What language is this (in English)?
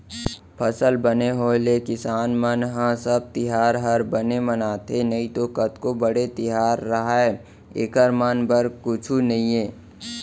Chhattisgarhi